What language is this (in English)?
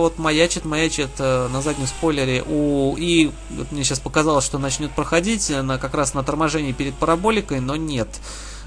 Russian